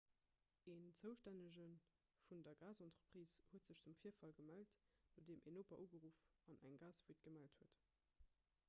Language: Luxembourgish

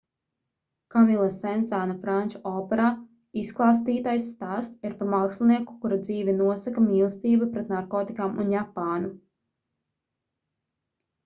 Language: Latvian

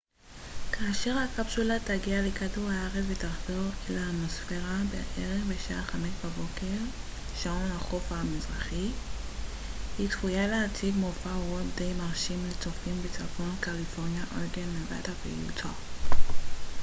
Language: Hebrew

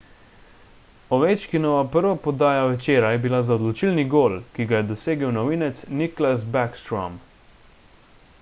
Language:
Slovenian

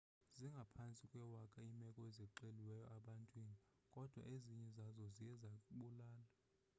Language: Xhosa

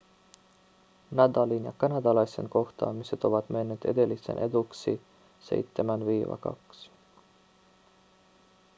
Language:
Finnish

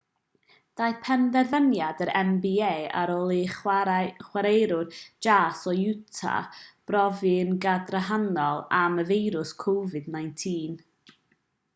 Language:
Welsh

